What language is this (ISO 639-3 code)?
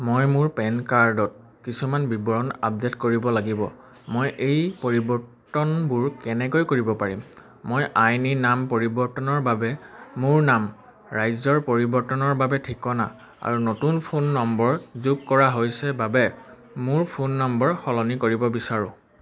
asm